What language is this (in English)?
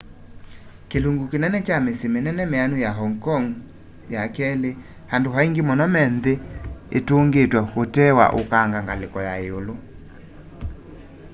Kamba